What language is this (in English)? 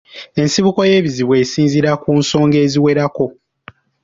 Ganda